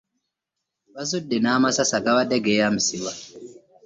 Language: Ganda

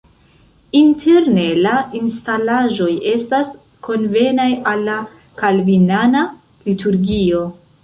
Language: Esperanto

